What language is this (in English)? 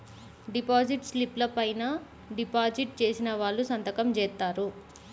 Telugu